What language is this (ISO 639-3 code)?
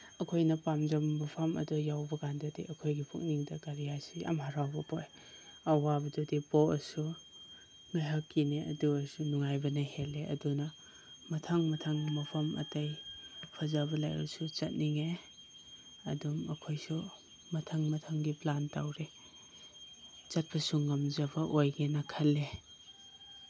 mni